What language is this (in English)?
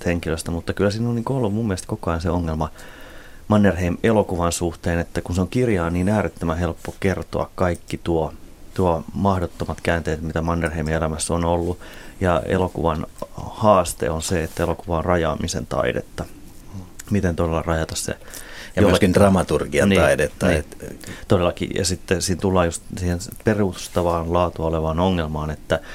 Finnish